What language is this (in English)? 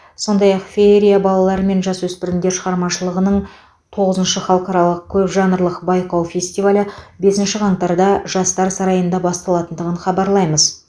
Kazakh